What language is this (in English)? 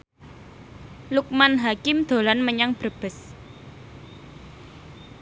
Javanese